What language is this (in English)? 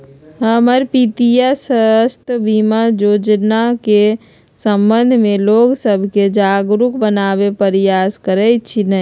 Magahi